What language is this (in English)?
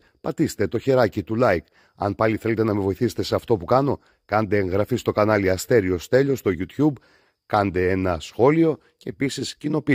Greek